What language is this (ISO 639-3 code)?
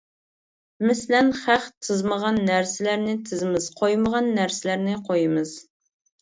uig